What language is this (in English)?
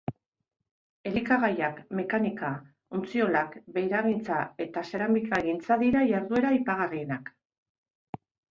Basque